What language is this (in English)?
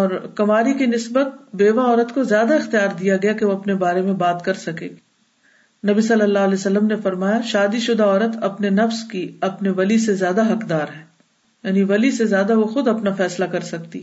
Urdu